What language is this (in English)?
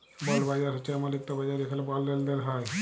Bangla